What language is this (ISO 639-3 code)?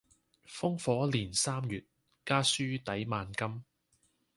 yue